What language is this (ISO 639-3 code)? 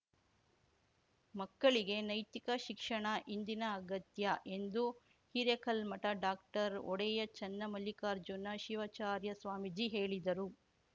kan